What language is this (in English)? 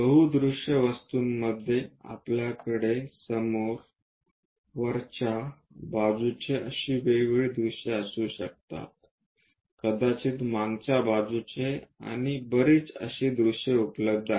Marathi